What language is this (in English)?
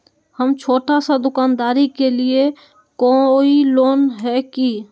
Magahi